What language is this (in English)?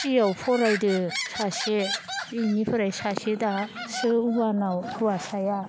Bodo